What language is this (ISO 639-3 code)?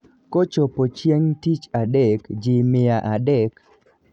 luo